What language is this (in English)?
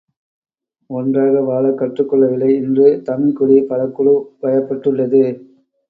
Tamil